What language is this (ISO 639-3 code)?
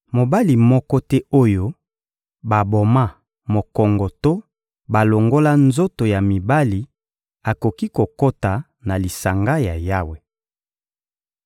lin